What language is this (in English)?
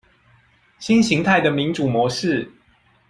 Chinese